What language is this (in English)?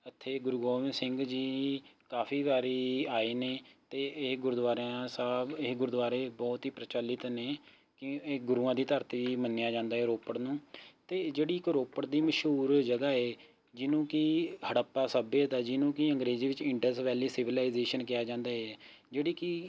Punjabi